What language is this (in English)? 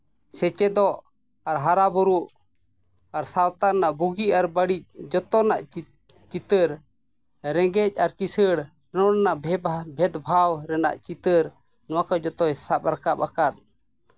Santali